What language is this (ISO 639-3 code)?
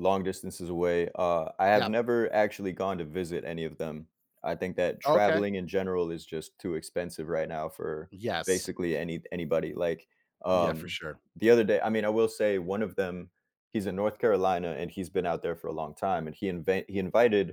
eng